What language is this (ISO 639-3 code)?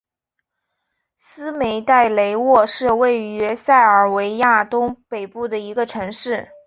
zho